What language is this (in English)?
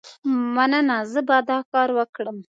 Pashto